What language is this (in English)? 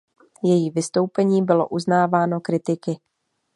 Czech